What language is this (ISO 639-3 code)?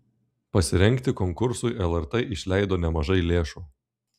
lit